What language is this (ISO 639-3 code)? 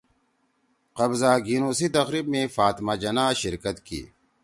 trw